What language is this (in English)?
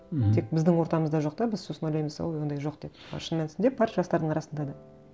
Kazakh